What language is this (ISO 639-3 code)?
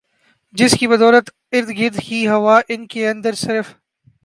urd